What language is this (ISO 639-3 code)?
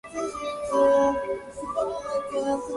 jpn